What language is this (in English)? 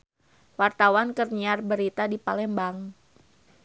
Sundanese